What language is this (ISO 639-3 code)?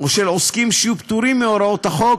heb